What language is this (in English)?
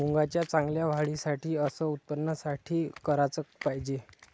Marathi